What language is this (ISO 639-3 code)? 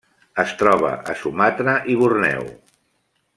cat